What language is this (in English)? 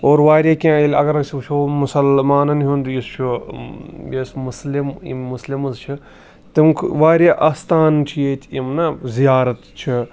Kashmiri